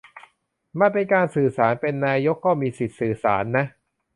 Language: Thai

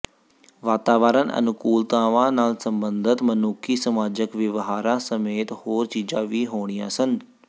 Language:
Punjabi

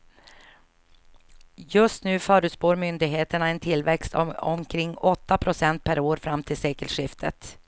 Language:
Swedish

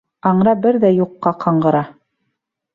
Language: Bashkir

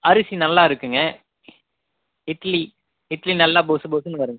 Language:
Tamil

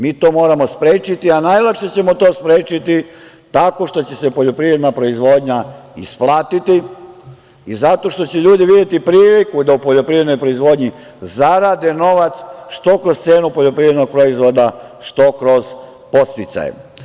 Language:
Serbian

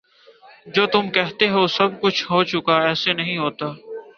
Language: Urdu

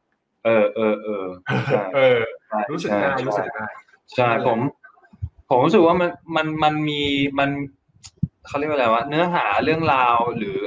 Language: Thai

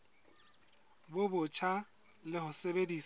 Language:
Southern Sotho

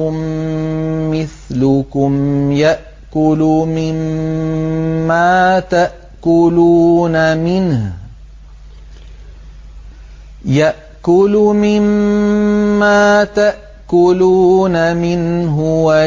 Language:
Arabic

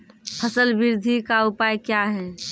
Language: Maithili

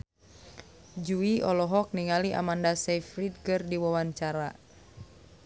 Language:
Sundanese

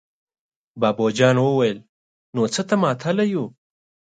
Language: Pashto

